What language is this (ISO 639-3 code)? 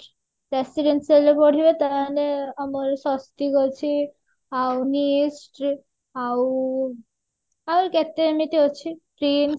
ori